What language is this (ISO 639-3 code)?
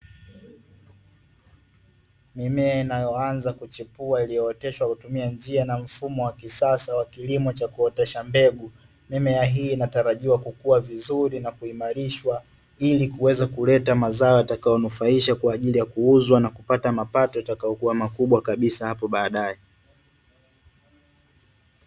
swa